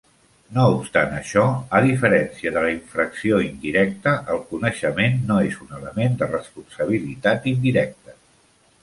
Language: Catalan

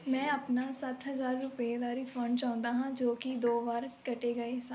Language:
Punjabi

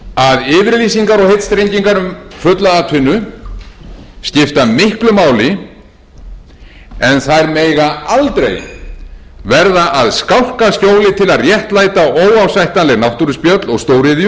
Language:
Icelandic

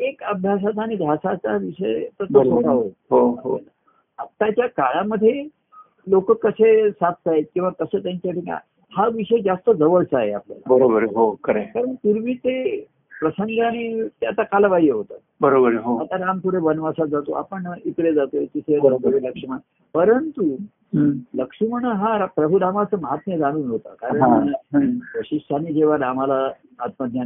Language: Marathi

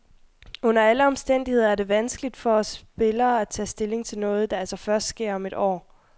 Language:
Danish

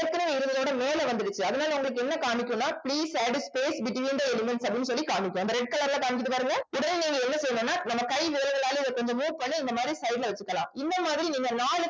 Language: Tamil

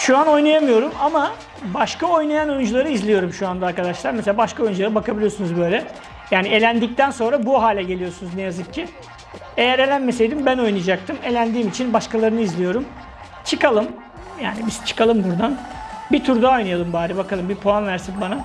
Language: Turkish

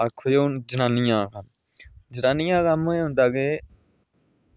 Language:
Dogri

